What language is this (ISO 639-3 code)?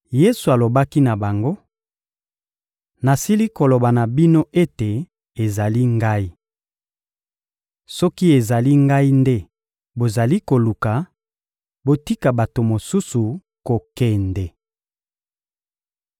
lin